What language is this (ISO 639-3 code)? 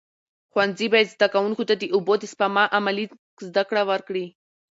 pus